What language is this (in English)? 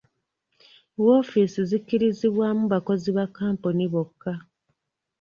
Ganda